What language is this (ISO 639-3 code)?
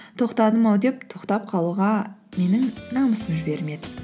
kaz